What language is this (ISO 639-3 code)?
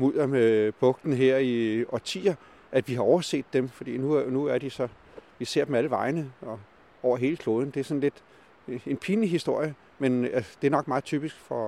dan